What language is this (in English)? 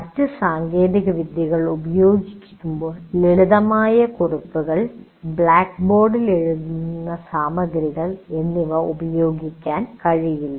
Malayalam